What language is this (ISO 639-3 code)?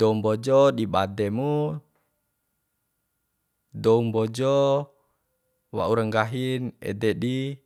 bhp